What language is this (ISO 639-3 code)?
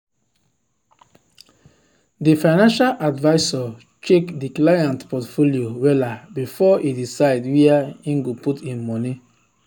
pcm